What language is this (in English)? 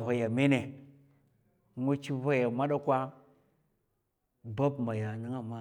Mafa